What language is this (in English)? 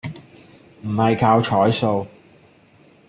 Cantonese